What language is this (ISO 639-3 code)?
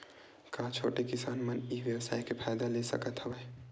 hne